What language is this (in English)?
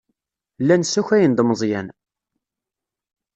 Kabyle